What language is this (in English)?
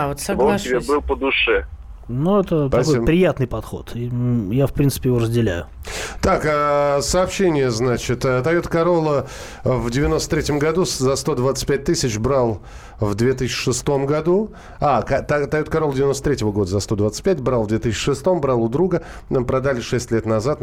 Russian